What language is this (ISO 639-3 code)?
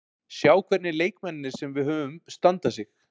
isl